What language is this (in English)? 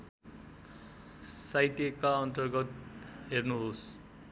Nepali